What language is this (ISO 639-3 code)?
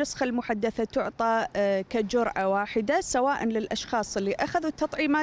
ara